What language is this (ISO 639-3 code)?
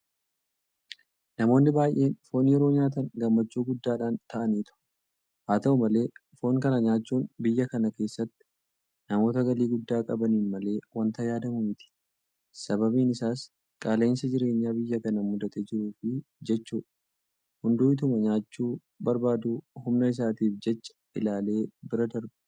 orm